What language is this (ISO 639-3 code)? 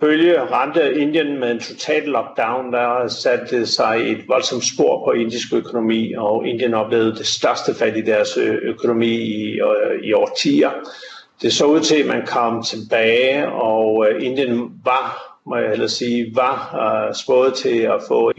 dan